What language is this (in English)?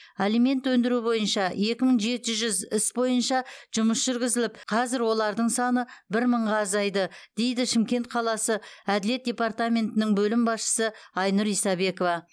Kazakh